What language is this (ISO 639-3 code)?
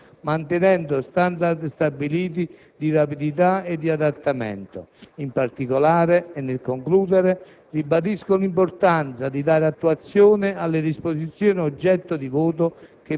ita